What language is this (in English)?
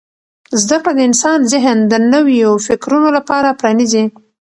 Pashto